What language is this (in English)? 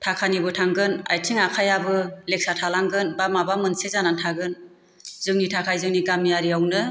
Bodo